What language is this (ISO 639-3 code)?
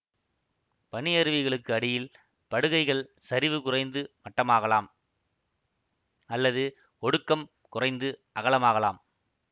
tam